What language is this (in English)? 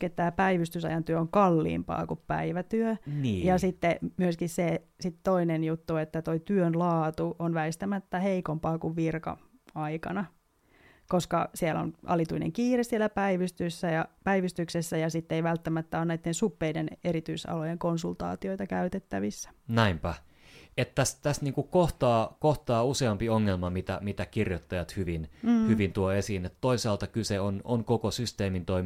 Finnish